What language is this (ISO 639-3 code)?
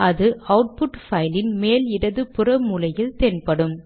tam